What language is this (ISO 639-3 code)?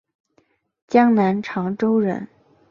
zho